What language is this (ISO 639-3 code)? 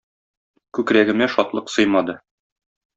tat